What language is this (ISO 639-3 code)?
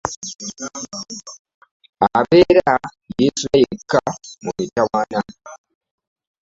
lug